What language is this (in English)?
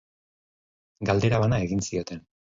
Basque